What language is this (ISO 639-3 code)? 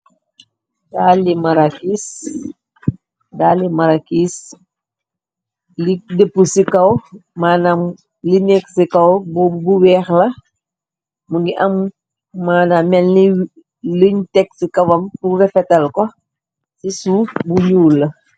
wol